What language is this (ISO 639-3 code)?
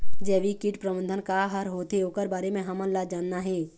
hne